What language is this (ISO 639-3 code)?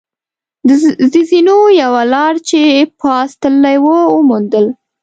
pus